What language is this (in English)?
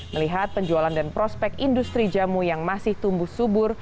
Indonesian